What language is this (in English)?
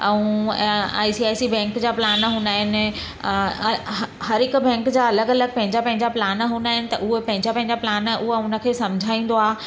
Sindhi